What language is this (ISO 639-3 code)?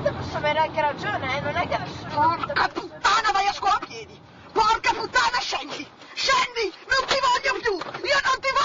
ita